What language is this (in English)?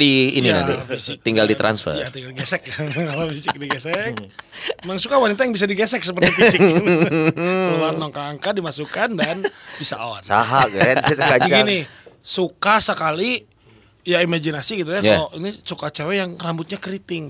Indonesian